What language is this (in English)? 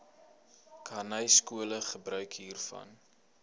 Afrikaans